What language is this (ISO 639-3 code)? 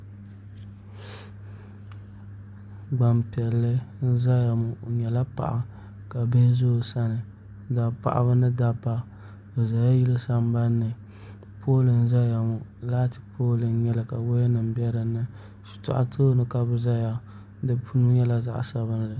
dag